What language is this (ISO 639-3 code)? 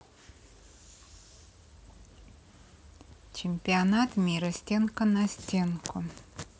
rus